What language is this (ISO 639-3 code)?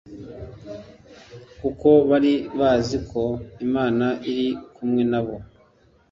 kin